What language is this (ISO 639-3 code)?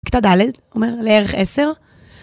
heb